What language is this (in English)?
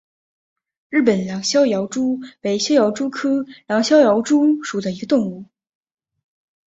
Chinese